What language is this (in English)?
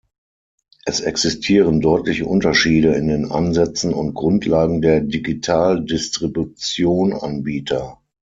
German